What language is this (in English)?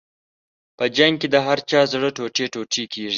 Pashto